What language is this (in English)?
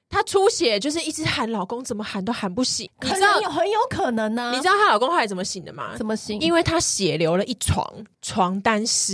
Chinese